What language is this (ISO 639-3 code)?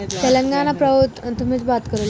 tel